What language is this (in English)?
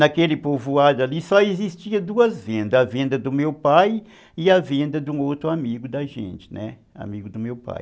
Portuguese